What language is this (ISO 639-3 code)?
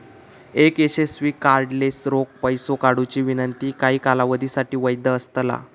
mar